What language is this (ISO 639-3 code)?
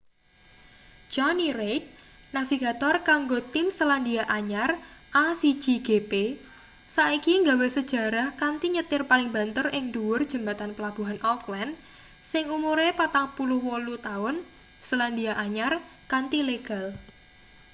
jav